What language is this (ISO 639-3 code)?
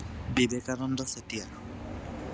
asm